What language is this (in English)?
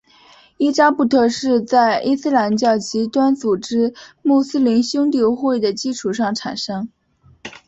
Chinese